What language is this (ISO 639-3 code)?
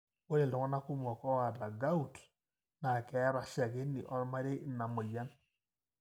mas